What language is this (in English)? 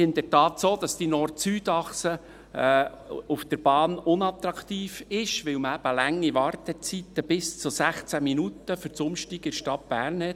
Swiss German